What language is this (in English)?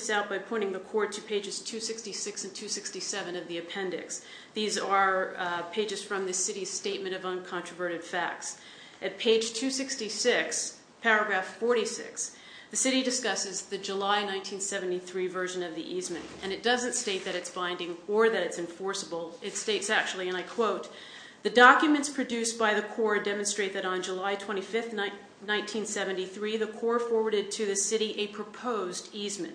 English